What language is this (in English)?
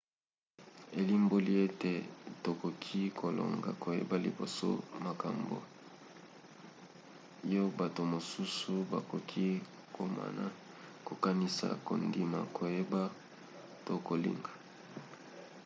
Lingala